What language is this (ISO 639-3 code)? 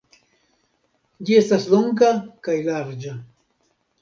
epo